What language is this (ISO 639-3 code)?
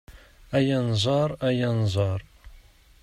kab